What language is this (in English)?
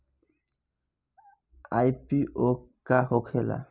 Bhojpuri